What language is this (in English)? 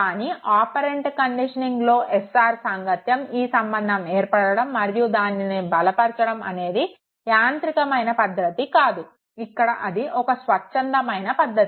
Telugu